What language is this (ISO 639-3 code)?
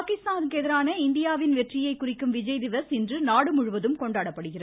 tam